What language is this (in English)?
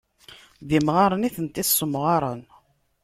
Kabyle